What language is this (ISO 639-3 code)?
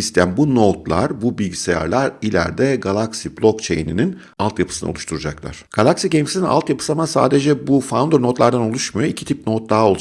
tur